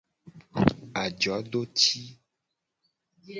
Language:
Gen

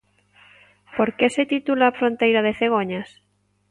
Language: Galician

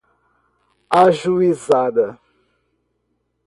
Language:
Portuguese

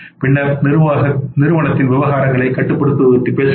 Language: Tamil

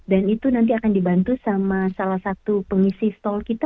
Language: Indonesian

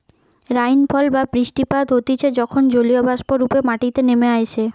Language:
Bangla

